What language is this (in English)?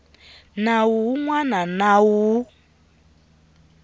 Tsonga